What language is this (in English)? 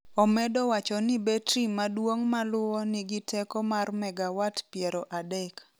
Luo (Kenya and Tanzania)